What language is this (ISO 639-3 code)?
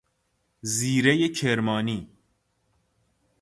fas